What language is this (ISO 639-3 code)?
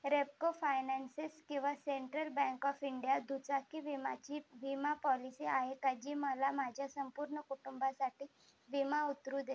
mar